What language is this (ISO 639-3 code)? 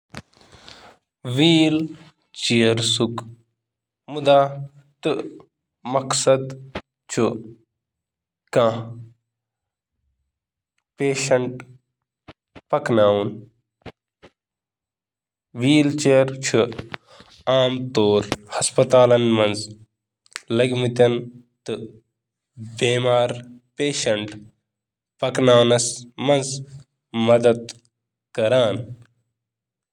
kas